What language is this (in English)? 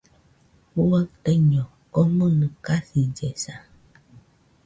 Nüpode Huitoto